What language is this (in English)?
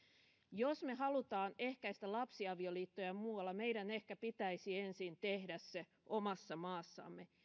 Finnish